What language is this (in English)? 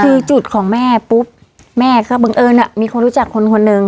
Thai